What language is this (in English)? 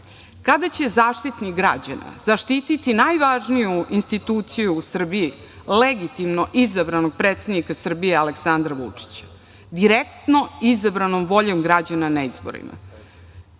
Serbian